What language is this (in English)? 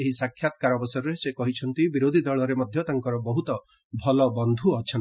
Odia